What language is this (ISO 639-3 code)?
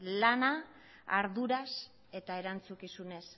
eus